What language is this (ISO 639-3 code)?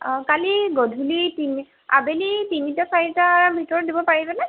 asm